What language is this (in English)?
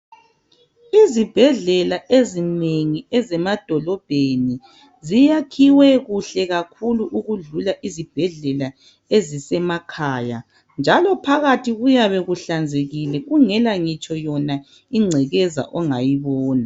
North Ndebele